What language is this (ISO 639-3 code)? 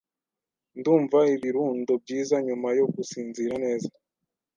kin